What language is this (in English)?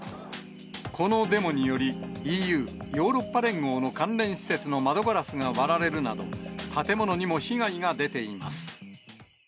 Japanese